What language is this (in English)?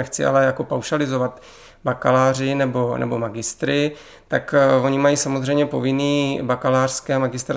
Czech